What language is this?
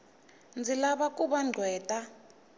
Tsonga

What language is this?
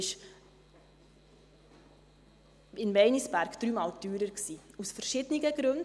Swiss German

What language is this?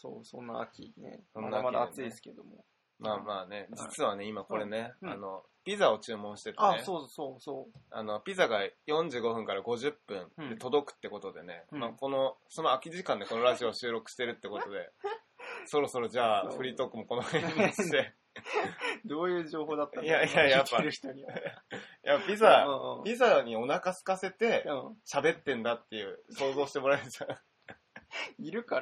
Japanese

